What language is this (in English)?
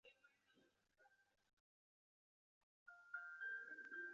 Chinese